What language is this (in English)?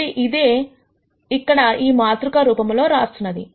Telugu